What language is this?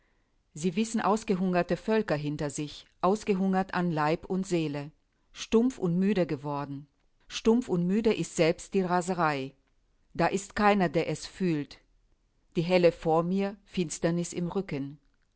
German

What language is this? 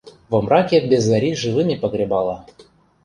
Mari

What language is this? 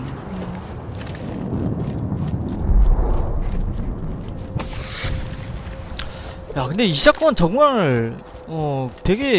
Korean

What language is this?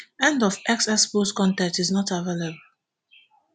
Nigerian Pidgin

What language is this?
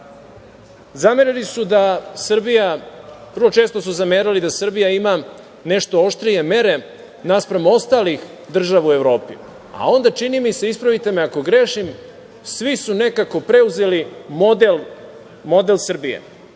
Serbian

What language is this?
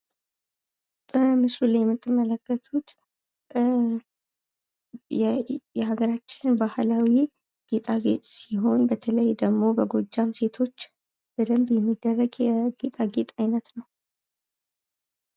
Amharic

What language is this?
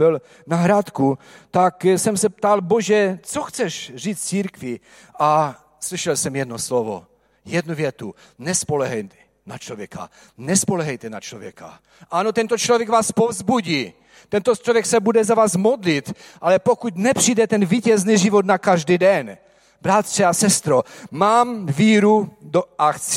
Czech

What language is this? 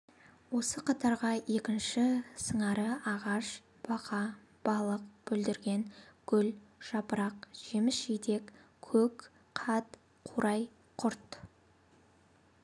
Kazakh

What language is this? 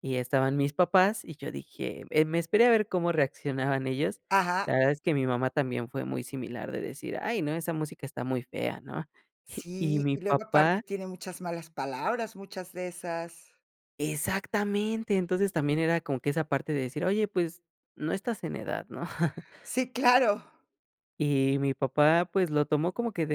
Spanish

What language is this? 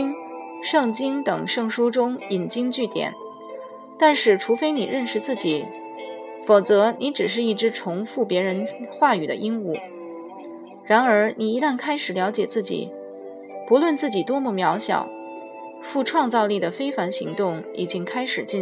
Chinese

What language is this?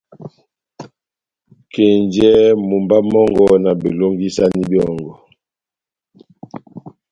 Batanga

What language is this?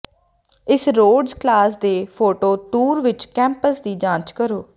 Punjabi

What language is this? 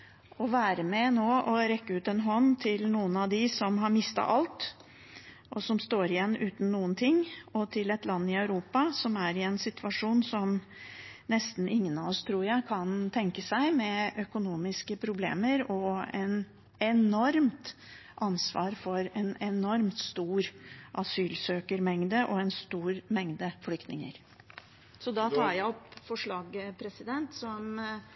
Norwegian Bokmål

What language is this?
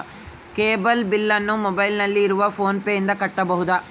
Kannada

